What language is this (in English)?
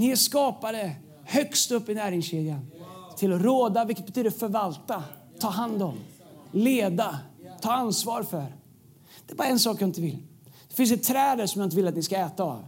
Swedish